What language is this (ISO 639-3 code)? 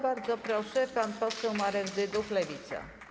pol